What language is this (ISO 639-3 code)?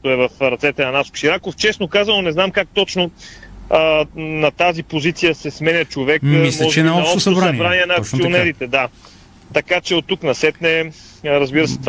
bul